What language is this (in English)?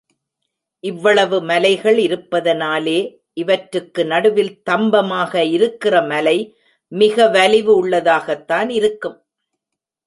Tamil